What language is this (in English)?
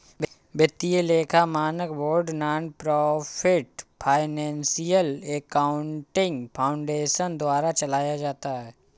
Hindi